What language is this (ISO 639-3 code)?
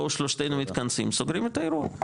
heb